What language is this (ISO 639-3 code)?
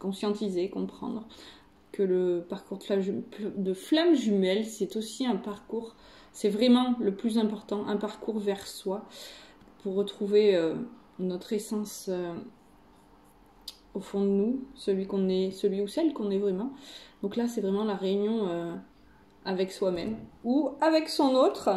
fra